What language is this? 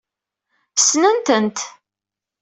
Kabyle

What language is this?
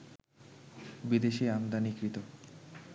Bangla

